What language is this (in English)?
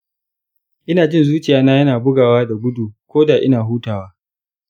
Hausa